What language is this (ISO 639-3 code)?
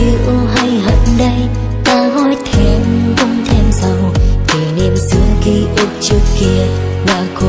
vie